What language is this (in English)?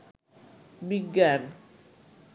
Bangla